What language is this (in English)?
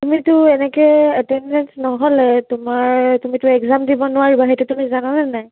Assamese